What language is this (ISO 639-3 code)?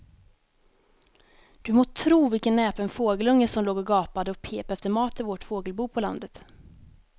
swe